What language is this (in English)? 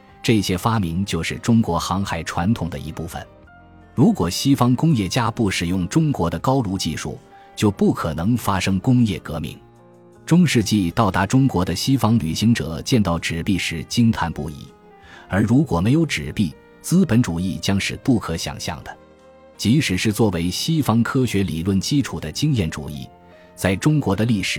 Chinese